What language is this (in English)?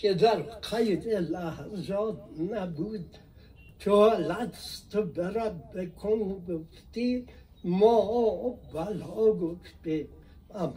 Persian